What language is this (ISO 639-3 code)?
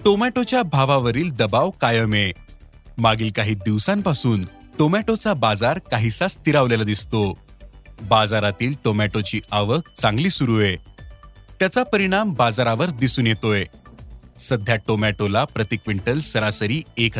mar